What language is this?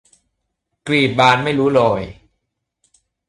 Thai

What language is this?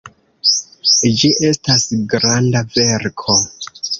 Esperanto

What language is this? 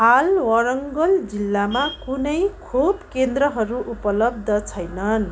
Nepali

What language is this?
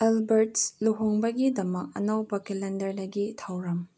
Manipuri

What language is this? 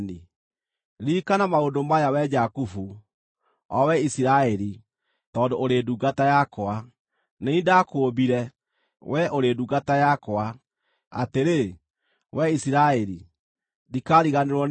Kikuyu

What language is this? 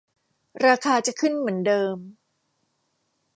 Thai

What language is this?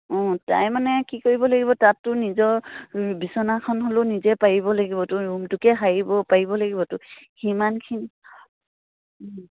Assamese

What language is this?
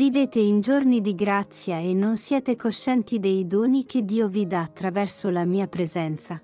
Italian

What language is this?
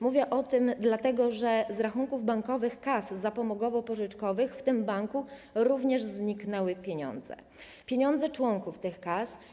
Polish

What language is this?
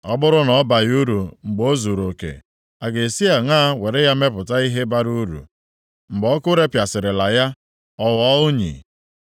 Igbo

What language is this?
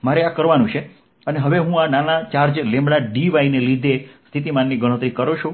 Gujarati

